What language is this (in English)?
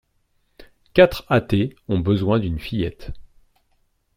French